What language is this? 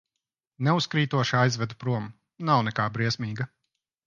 Latvian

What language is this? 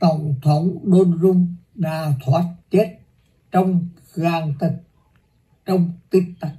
Vietnamese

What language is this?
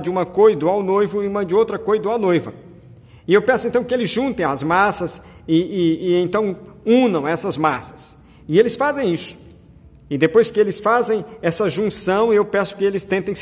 Portuguese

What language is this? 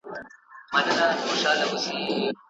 Pashto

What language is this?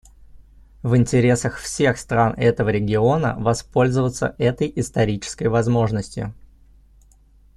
Russian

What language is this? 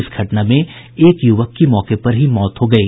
Hindi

